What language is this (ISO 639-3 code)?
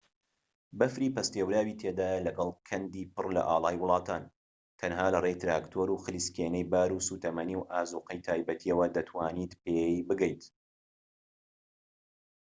ckb